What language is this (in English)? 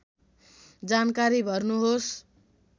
Nepali